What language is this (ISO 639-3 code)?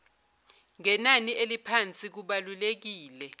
zul